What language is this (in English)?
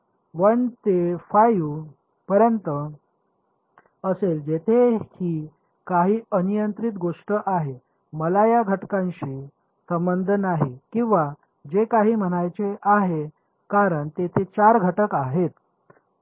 Marathi